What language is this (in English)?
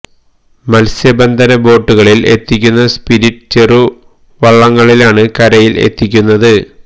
Malayalam